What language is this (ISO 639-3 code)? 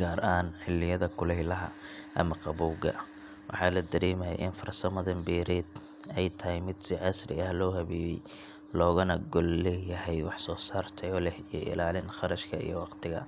som